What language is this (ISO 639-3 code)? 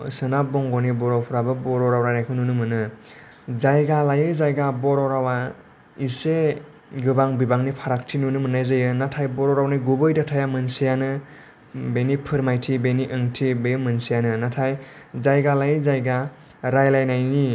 brx